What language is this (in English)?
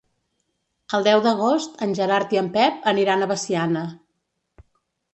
Catalan